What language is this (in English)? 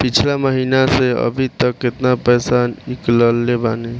Bhojpuri